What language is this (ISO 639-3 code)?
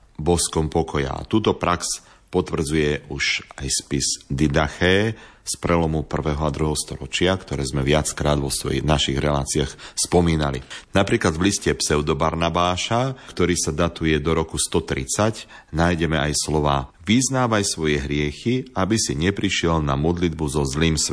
slk